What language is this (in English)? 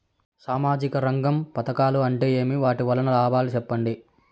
Telugu